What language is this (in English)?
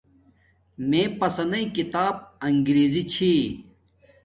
Domaaki